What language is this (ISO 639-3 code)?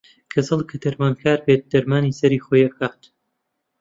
ckb